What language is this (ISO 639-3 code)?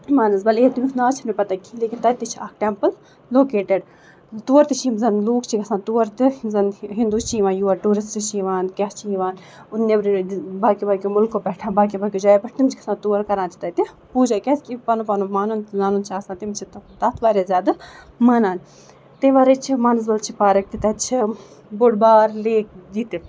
kas